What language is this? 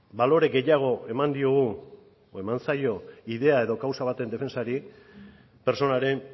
Basque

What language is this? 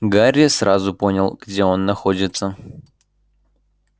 Russian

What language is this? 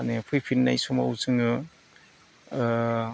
Bodo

